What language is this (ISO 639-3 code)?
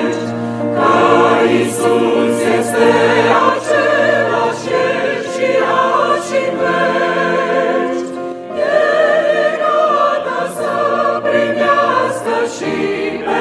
ron